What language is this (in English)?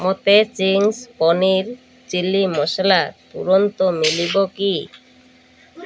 Odia